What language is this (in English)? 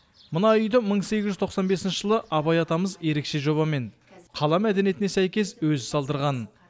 Kazakh